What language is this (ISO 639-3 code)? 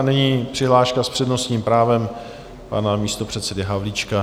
ces